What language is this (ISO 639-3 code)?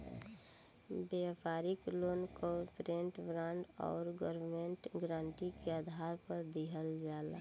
bho